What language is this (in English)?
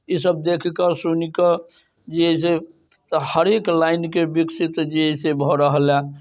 Maithili